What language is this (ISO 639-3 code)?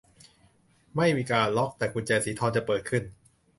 tha